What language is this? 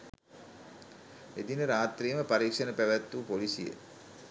Sinhala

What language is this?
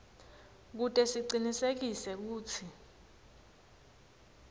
Swati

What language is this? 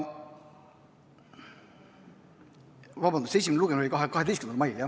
Estonian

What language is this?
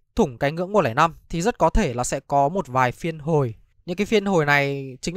Vietnamese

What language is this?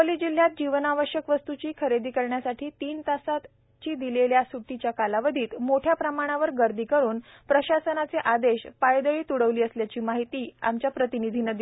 Marathi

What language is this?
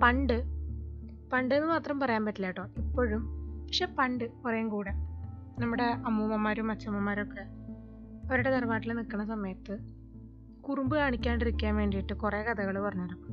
Malayalam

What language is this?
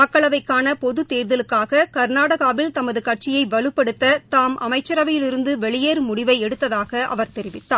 Tamil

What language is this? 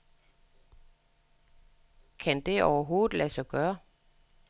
Danish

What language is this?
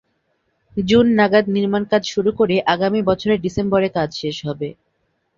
Bangla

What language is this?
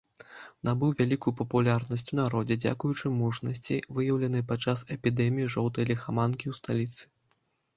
Belarusian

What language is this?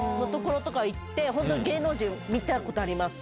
Japanese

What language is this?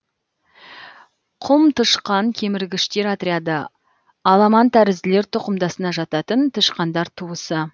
Kazakh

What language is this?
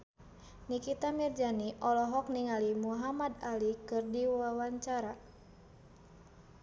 Sundanese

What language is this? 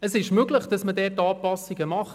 Swiss German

